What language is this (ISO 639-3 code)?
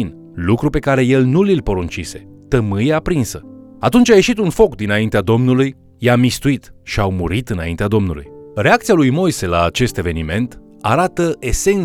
ron